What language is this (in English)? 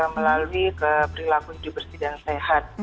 Indonesian